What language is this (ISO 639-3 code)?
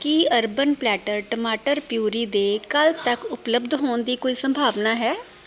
pan